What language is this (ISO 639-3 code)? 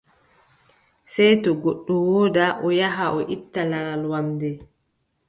fub